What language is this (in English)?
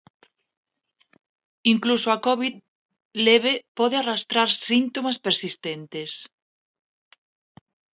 Galician